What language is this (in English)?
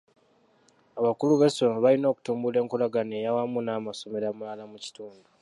Ganda